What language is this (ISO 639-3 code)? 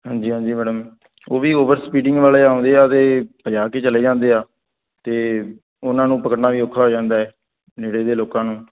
pan